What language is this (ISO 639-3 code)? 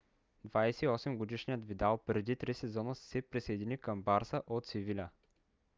bul